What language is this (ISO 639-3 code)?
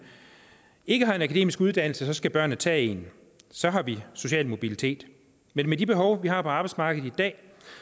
dan